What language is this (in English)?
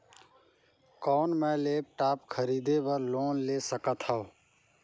Chhattisgarhi